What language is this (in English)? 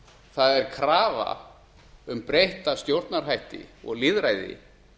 Icelandic